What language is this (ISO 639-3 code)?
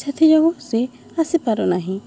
ori